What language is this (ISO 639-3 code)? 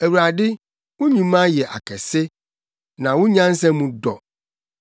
aka